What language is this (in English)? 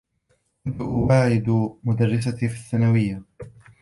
Arabic